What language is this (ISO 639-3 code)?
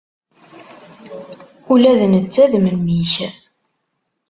kab